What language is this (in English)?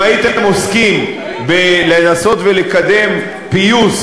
Hebrew